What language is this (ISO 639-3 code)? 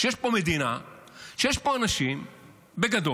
heb